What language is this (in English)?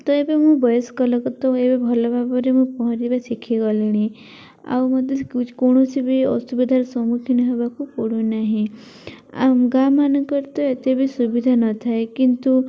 Odia